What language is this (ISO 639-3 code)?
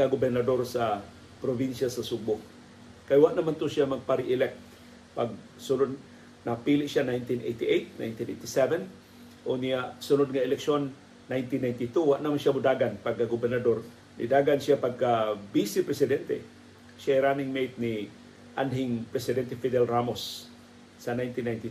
fil